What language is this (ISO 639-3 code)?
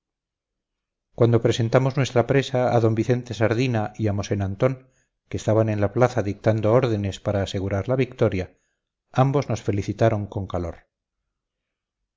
spa